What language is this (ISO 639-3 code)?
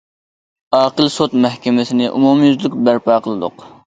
uig